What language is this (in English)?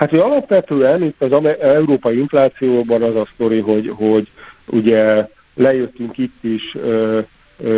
Hungarian